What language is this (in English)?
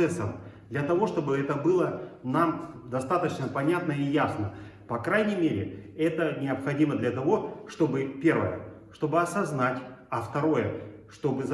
Russian